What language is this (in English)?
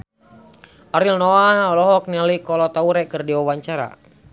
Sundanese